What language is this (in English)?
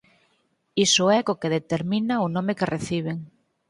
Galician